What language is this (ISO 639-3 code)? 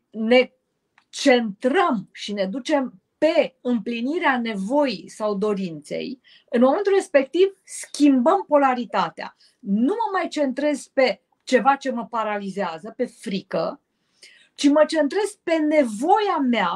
ron